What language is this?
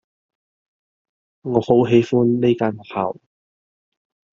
Cantonese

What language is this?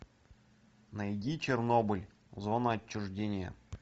Russian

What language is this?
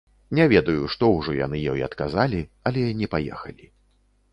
Belarusian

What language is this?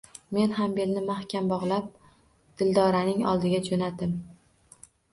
Uzbek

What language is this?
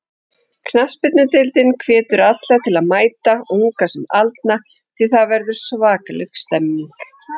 Icelandic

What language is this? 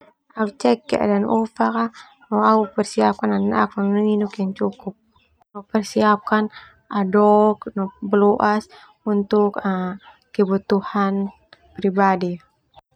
Termanu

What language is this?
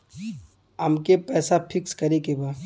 Bhojpuri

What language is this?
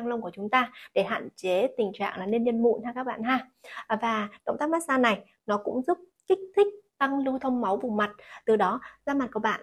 Vietnamese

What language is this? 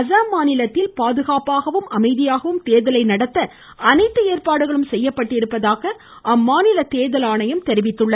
Tamil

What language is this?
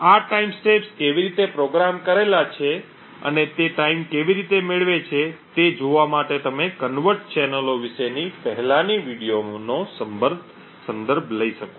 Gujarati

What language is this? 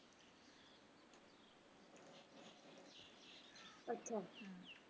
Punjabi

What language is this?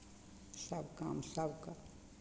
Maithili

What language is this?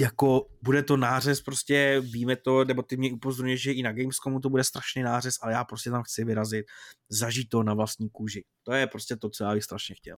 Czech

